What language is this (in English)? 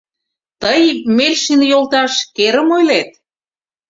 Mari